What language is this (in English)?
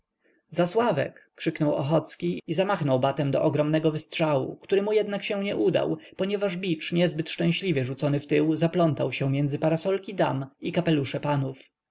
Polish